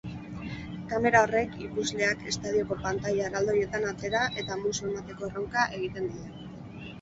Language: Basque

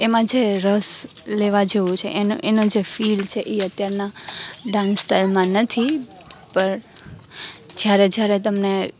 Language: Gujarati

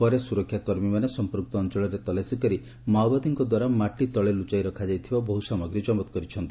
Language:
Odia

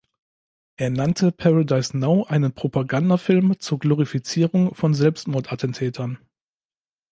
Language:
German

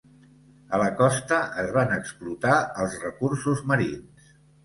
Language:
Catalan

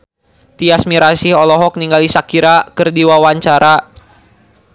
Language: Sundanese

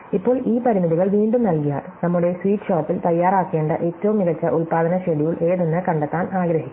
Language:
Malayalam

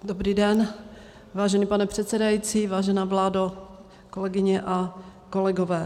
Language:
Czech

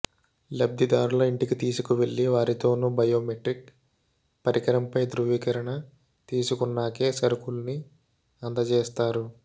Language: Telugu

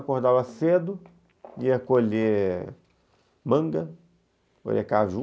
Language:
Portuguese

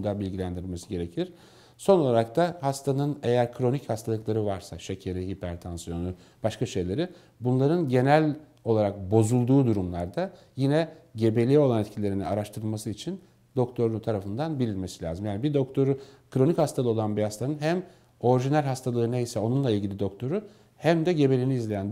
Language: Turkish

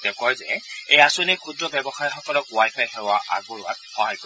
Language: Assamese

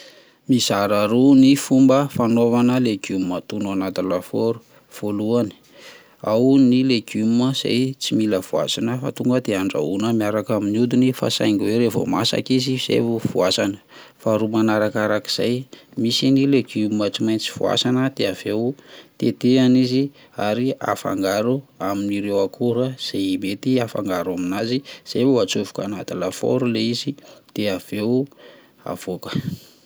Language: Malagasy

